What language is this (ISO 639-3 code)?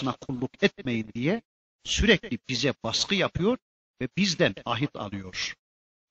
tur